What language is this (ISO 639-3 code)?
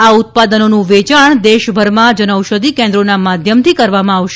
guj